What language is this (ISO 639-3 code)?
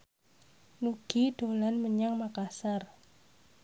jav